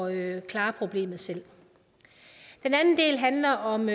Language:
Danish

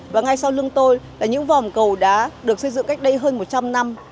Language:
Vietnamese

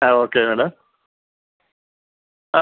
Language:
Malayalam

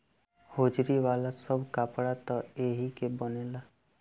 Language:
Bhojpuri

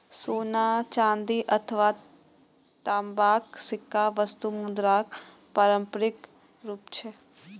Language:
Maithili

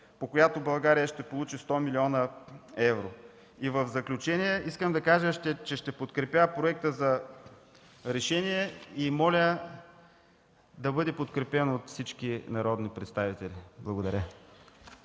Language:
Bulgarian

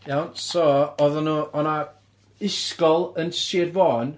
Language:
Welsh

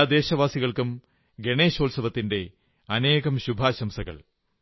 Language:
Malayalam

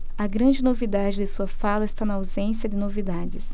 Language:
Portuguese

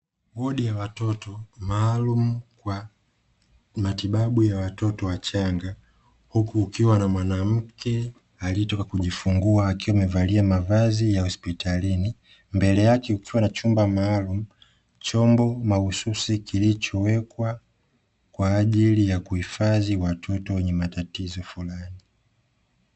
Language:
Swahili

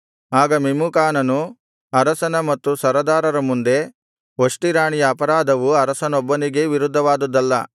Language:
Kannada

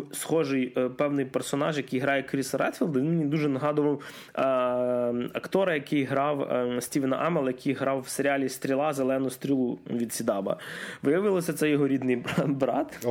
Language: Ukrainian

